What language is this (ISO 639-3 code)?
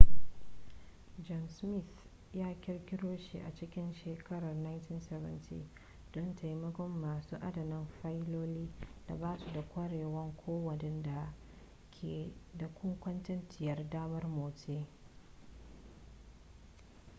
hau